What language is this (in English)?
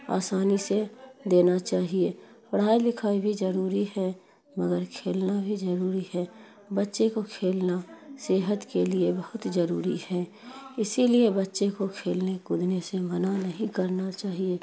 Urdu